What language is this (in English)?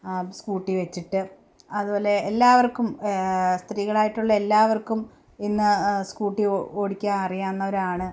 Malayalam